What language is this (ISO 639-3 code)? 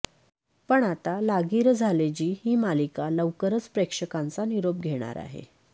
mar